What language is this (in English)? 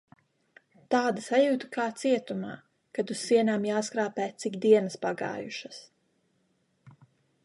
Latvian